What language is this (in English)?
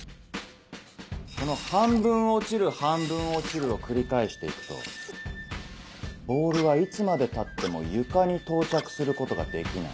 Japanese